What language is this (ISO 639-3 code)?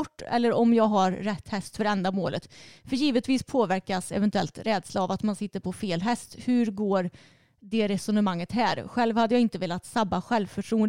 swe